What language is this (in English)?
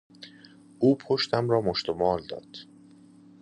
Persian